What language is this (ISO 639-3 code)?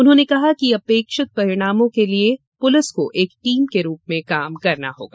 hin